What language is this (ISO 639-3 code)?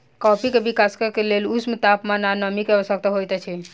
mai